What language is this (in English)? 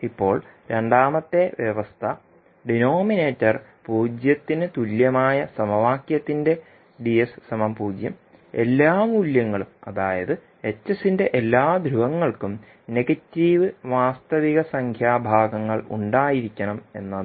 Malayalam